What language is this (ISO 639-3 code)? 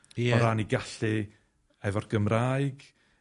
cym